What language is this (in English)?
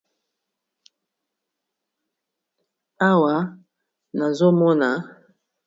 Lingala